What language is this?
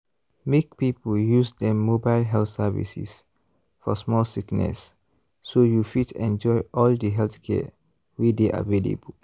Nigerian Pidgin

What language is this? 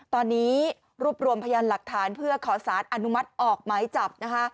Thai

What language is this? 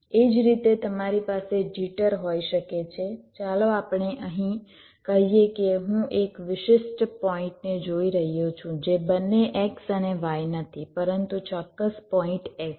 Gujarati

